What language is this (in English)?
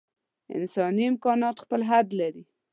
Pashto